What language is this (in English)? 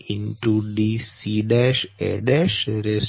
Gujarati